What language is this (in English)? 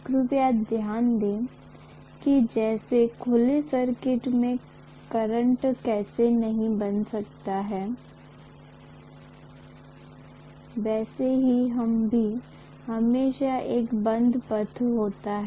Hindi